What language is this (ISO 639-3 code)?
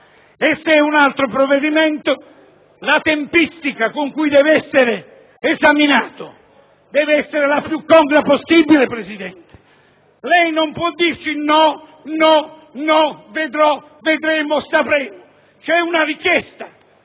ita